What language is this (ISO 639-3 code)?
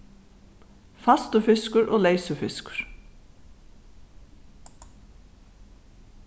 fao